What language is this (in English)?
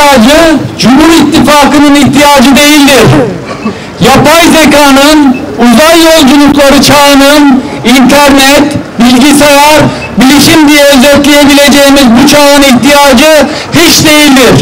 Turkish